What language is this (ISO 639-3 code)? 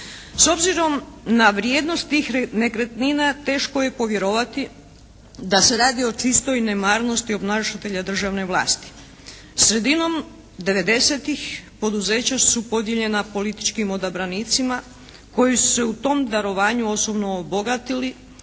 hrv